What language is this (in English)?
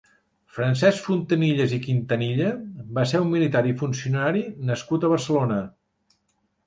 Catalan